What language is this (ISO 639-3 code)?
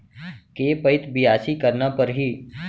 hne